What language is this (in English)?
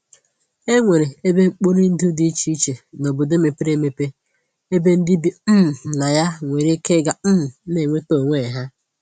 Igbo